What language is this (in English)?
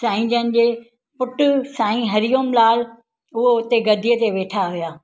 Sindhi